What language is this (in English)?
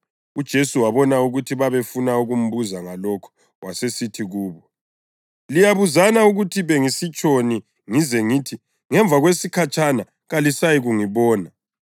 North Ndebele